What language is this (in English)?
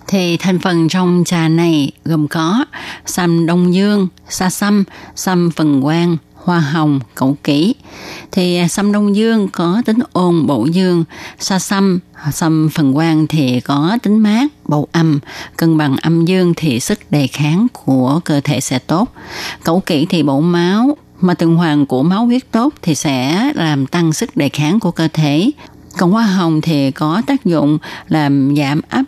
Vietnamese